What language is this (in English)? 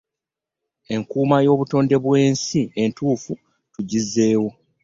Ganda